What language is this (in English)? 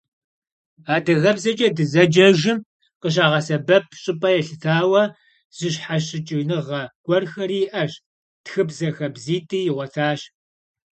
Kabardian